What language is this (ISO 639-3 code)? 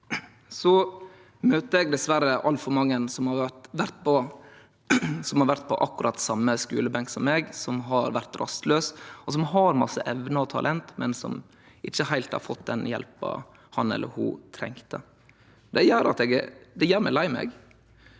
nor